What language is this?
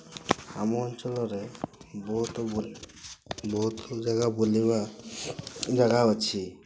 Odia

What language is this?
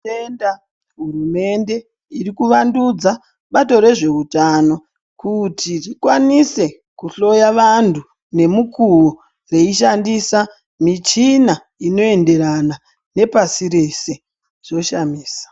Ndau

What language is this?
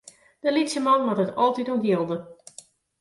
Western Frisian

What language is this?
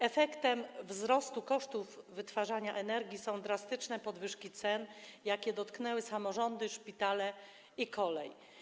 Polish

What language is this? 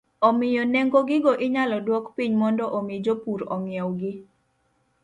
Luo (Kenya and Tanzania)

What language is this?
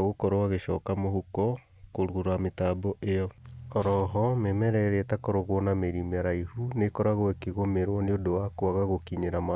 Kikuyu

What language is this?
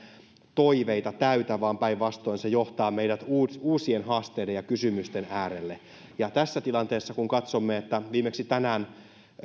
Finnish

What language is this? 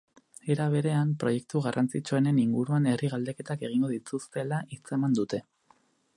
Basque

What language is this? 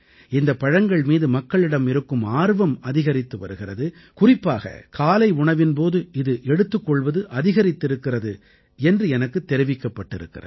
Tamil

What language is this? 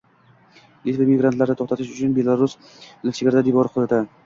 Uzbek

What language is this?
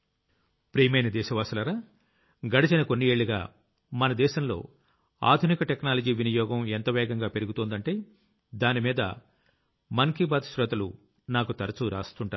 Telugu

